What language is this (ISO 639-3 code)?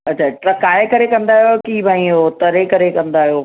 snd